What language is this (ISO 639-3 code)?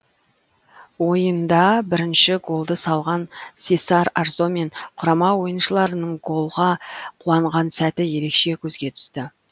kaz